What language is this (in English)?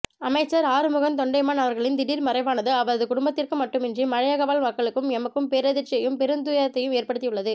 Tamil